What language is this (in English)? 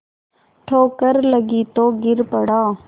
Hindi